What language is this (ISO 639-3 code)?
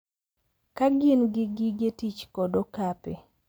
luo